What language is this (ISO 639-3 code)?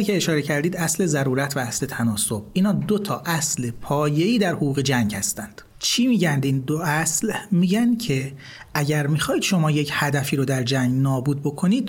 fas